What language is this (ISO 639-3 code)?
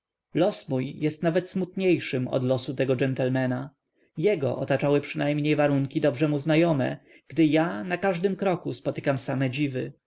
pol